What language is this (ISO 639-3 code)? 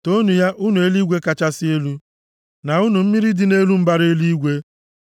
ibo